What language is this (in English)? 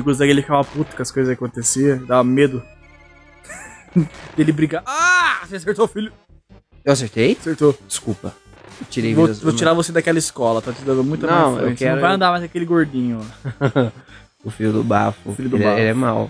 Portuguese